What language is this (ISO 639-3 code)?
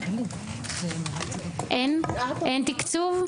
heb